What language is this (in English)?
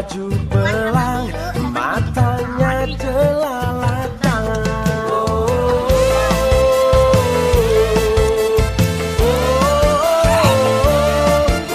Thai